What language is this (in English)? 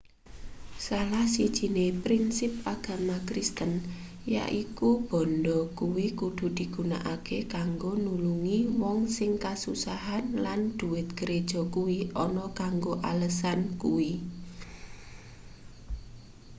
Javanese